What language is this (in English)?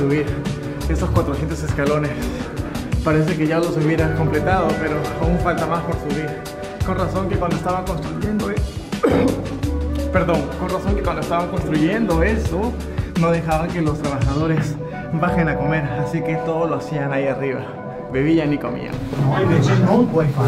Spanish